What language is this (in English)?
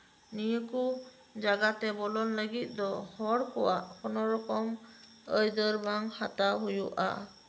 Santali